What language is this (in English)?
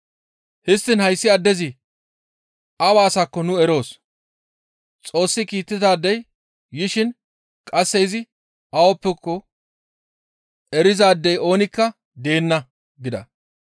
Gamo